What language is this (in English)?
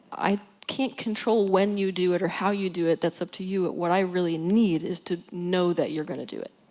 English